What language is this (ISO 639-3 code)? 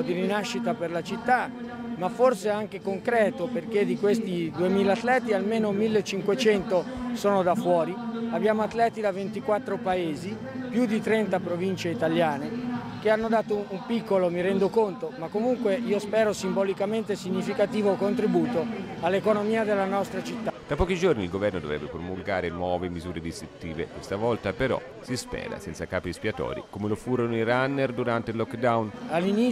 ita